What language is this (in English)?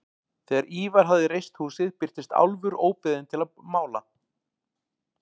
Icelandic